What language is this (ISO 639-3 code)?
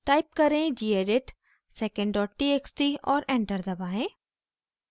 hin